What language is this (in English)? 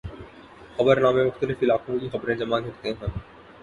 Urdu